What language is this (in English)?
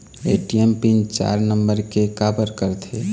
Chhattisgarhi